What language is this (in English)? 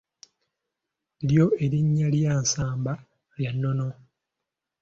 Ganda